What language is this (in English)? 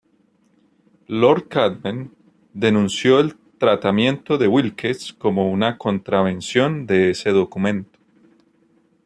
Spanish